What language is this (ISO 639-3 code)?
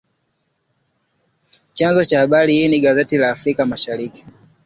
swa